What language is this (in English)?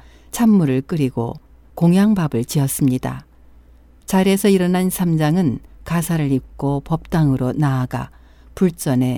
Korean